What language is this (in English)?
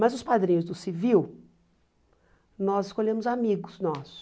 Portuguese